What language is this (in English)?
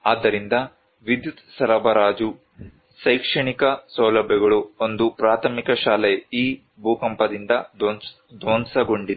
Kannada